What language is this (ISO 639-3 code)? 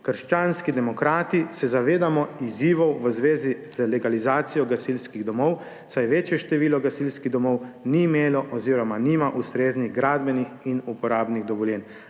slv